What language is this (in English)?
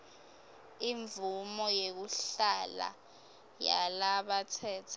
Swati